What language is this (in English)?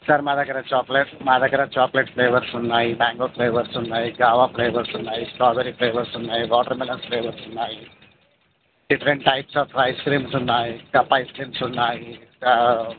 Telugu